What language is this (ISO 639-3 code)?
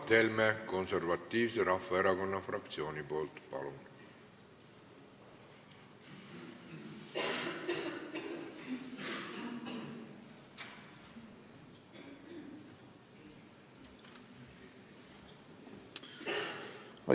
est